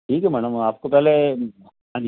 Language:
Hindi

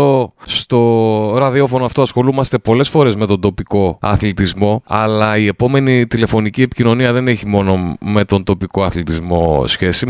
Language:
Greek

